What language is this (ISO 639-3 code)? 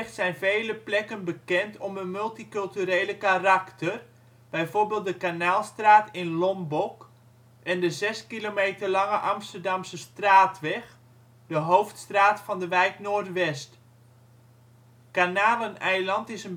nld